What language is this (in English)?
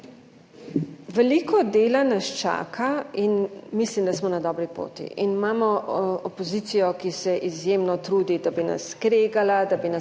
Slovenian